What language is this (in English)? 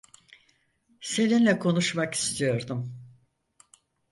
Turkish